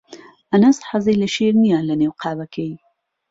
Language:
Central Kurdish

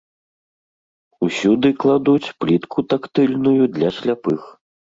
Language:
Belarusian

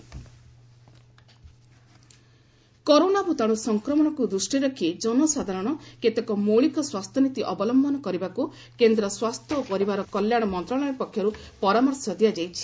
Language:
Odia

